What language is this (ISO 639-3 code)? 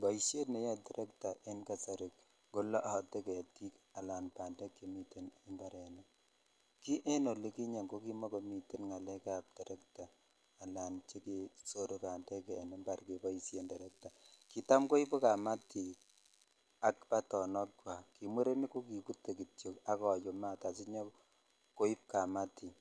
kln